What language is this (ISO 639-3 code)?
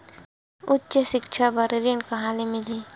hne